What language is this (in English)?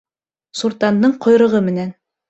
Bashkir